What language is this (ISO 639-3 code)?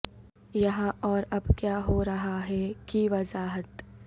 urd